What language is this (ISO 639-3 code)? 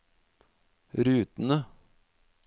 nor